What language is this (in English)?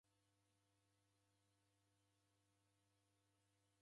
Taita